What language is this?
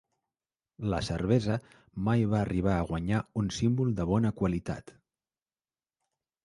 Catalan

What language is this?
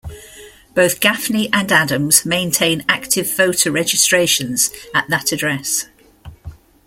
English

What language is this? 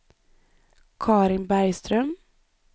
Swedish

